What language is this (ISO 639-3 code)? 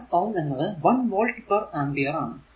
mal